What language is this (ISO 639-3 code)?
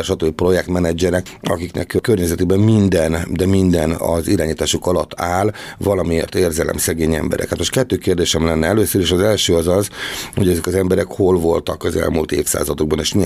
hun